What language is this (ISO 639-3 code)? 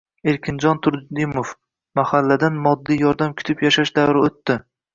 uzb